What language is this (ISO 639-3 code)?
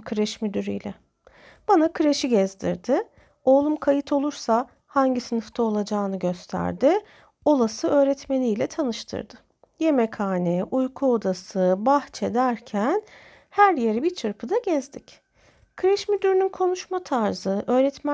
tur